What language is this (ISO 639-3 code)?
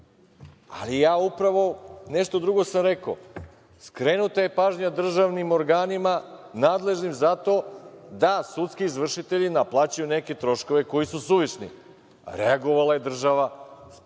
srp